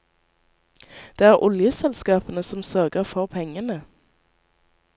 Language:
Norwegian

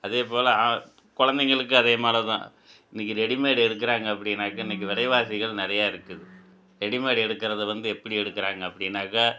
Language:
Tamil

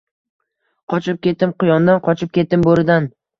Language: Uzbek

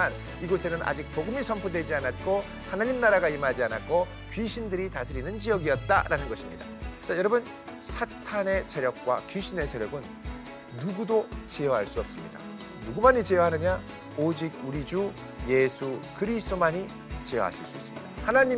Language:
Korean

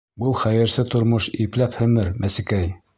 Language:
Bashkir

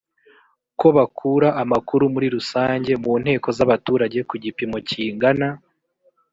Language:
Kinyarwanda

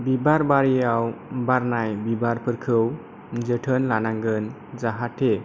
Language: Bodo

